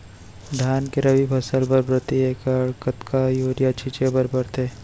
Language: Chhattisgarhi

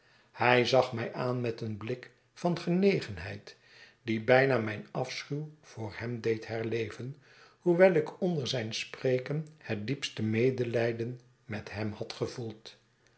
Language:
Dutch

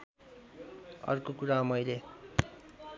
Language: Nepali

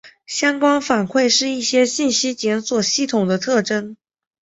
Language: Chinese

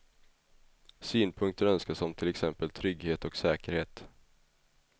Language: Swedish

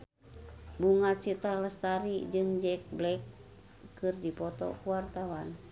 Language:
Sundanese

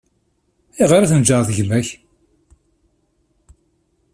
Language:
Kabyle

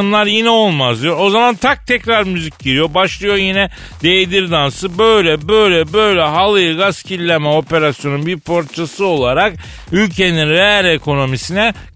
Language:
Turkish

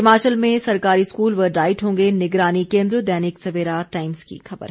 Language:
Hindi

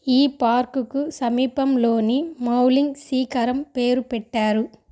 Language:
Telugu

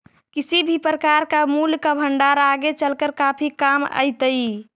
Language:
Magahi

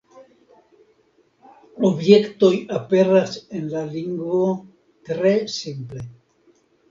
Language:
Esperanto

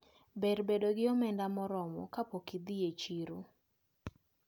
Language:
Luo (Kenya and Tanzania)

